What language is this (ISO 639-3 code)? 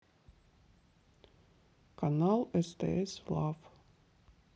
rus